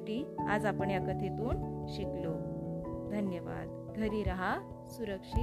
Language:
Marathi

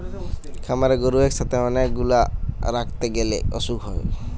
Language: Bangla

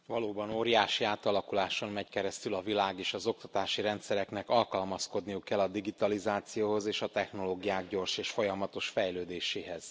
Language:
Hungarian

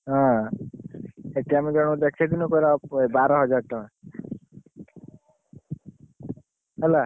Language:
Odia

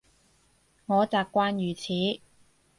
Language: Cantonese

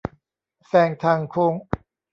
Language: Thai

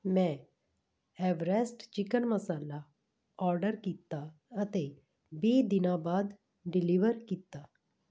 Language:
Punjabi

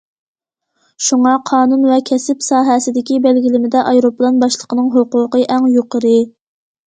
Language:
Uyghur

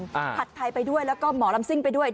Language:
Thai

